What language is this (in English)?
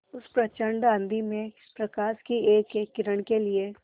Hindi